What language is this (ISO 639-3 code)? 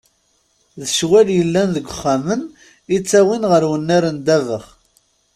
kab